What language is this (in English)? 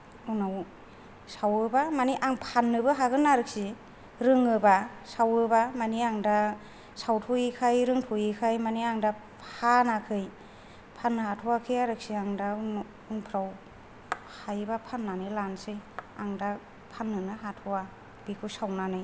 Bodo